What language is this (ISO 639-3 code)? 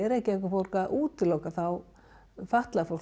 isl